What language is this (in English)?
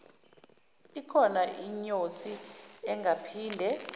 Zulu